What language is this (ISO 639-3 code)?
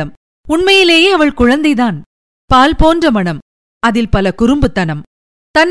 tam